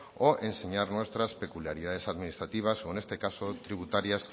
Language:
Spanish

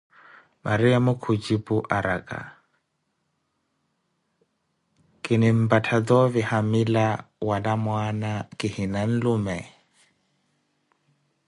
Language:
Koti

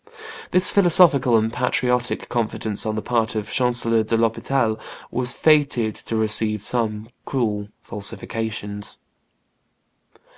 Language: English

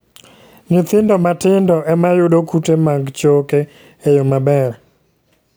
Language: Luo (Kenya and Tanzania)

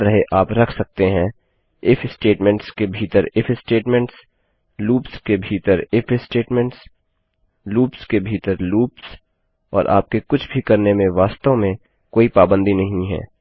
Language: Hindi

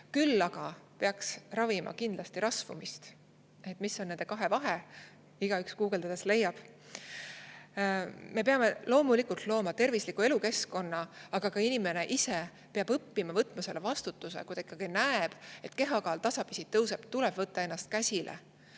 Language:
Estonian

